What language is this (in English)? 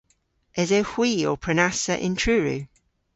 Cornish